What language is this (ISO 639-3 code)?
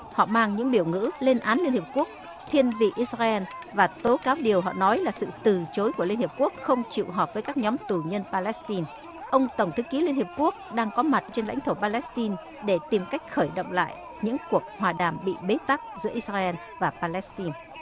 vie